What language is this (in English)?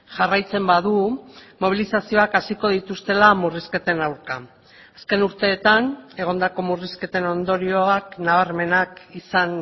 Basque